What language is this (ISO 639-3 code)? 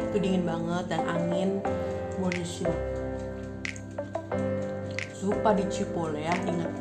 ind